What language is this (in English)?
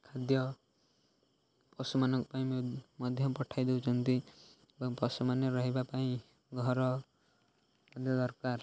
Odia